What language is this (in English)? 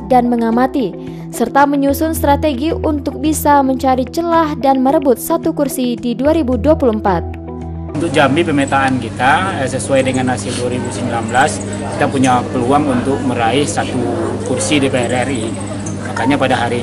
Indonesian